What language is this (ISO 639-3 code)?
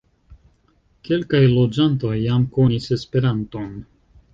epo